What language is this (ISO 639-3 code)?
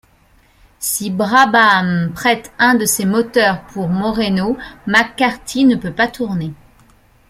fra